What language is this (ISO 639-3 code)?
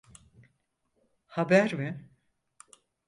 tur